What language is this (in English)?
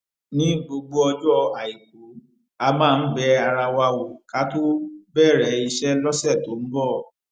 Yoruba